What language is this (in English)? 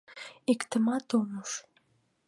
Mari